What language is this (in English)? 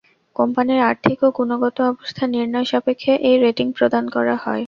Bangla